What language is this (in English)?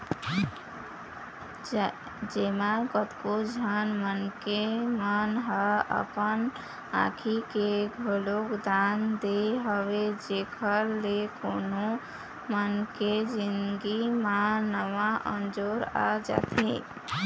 Chhattisgarhi